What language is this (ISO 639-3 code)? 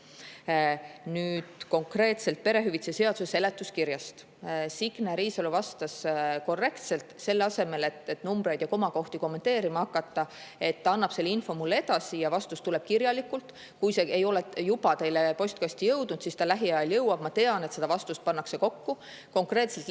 est